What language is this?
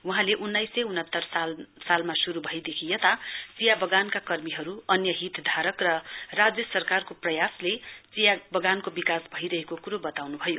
Nepali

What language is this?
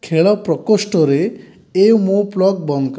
Odia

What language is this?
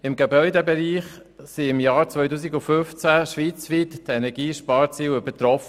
Swiss German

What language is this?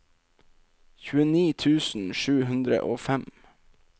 Norwegian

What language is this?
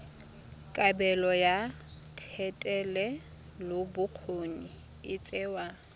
Tswana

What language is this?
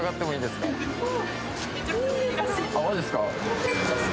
Japanese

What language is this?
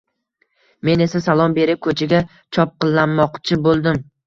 Uzbek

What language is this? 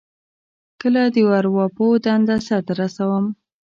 Pashto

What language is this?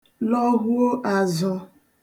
Igbo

